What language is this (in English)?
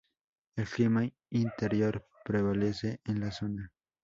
Spanish